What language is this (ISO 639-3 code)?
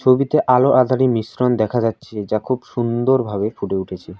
ben